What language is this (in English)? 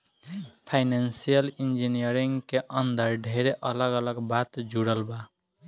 Bhojpuri